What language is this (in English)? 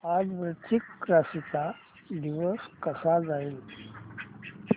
Marathi